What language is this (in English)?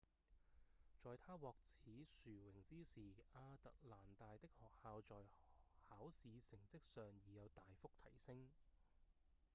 Cantonese